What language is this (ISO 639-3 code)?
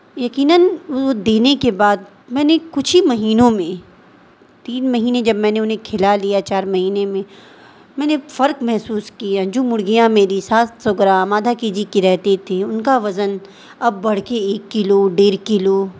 urd